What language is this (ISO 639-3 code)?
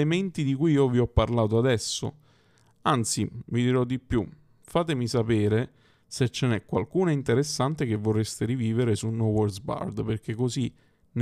ita